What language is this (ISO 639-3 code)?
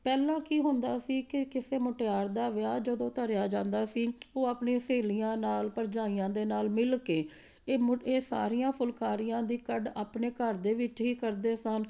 pan